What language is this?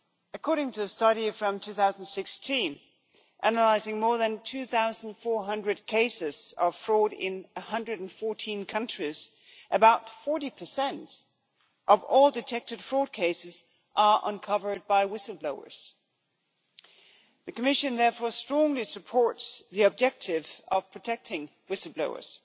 English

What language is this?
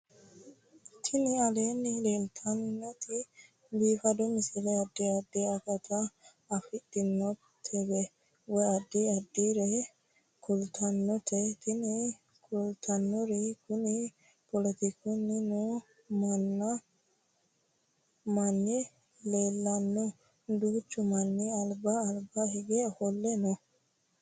Sidamo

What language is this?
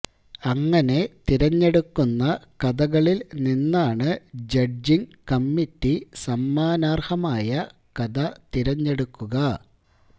Malayalam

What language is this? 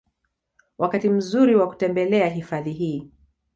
Swahili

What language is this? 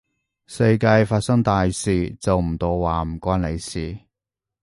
Cantonese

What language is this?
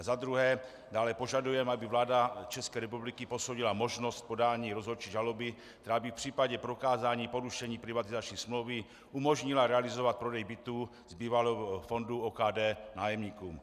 Czech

